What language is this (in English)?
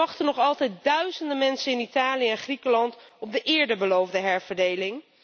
Dutch